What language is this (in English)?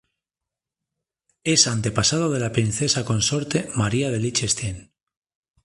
Spanish